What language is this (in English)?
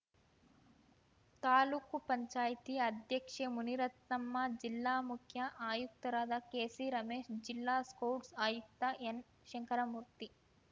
Kannada